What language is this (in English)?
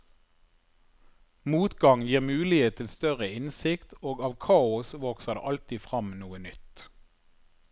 Norwegian